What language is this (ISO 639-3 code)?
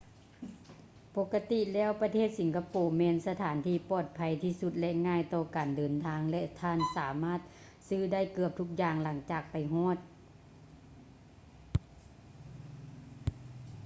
lao